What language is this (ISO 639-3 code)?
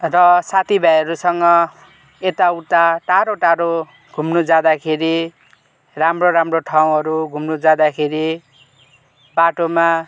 nep